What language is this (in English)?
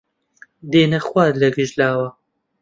Central Kurdish